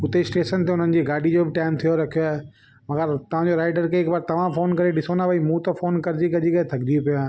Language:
Sindhi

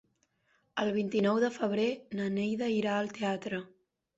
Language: Catalan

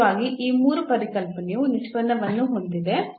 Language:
Kannada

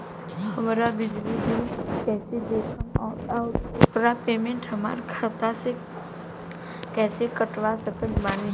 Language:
Bhojpuri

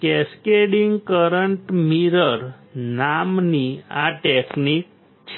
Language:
Gujarati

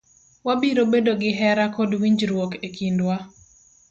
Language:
Luo (Kenya and Tanzania)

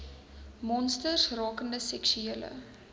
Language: Afrikaans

